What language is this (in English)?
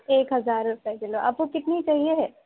Urdu